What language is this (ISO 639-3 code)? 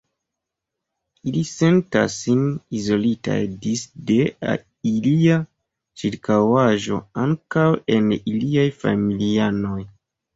epo